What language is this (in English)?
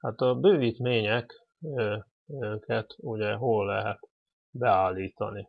Hungarian